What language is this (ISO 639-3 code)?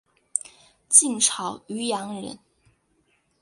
zho